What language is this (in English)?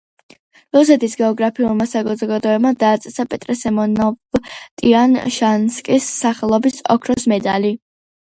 Georgian